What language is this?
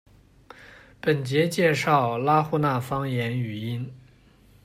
Chinese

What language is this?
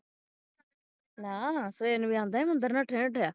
Punjabi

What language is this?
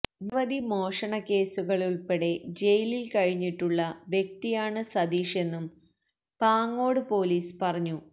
Malayalam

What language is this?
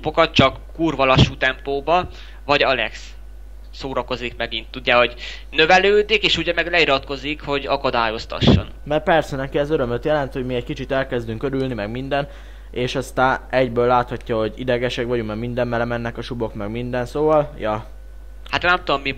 Hungarian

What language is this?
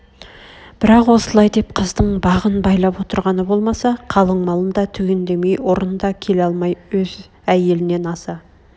Kazakh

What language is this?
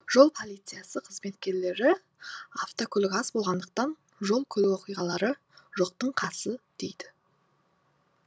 Kazakh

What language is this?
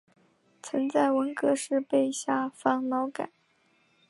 Chinese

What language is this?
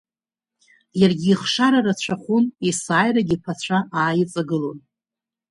Abkhazian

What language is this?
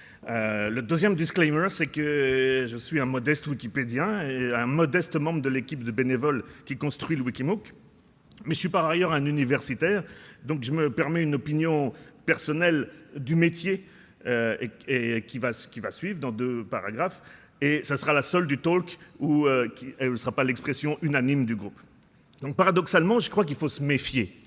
French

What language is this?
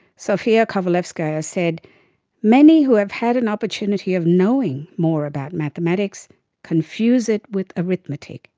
English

